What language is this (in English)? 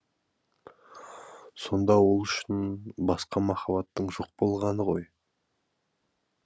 Kazakh